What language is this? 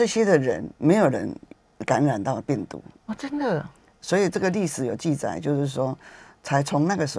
Chinese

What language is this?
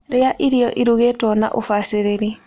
Kikuyu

